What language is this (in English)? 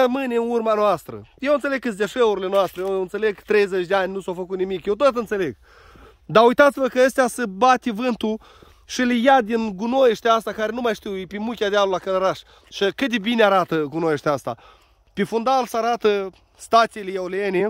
Romanian